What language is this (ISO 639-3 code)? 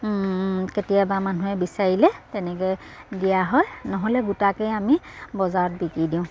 asm